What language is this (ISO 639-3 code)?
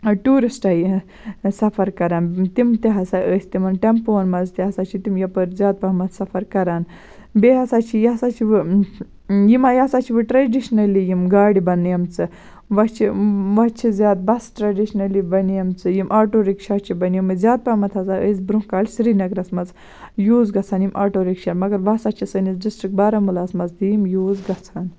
kas